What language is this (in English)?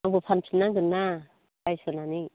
Bodo